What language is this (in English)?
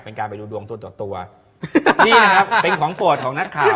Thai